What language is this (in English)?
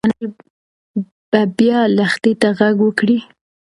Pashto